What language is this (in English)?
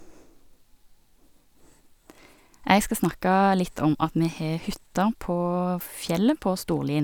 Norwegian